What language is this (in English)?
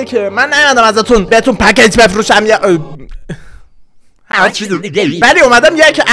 Persian